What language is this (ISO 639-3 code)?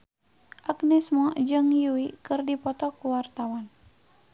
sun